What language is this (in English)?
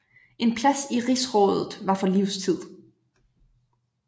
Danish